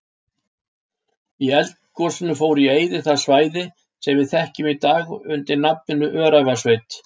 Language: Icelandic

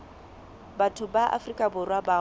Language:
Southern Sotho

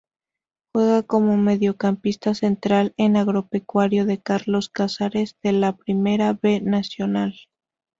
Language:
Spanish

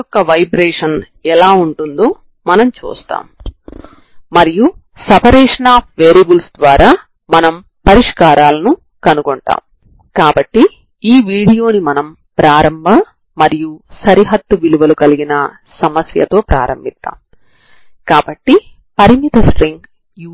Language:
Telugu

